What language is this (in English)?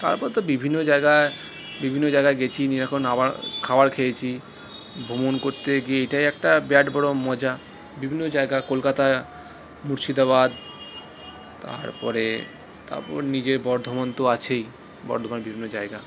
Bangla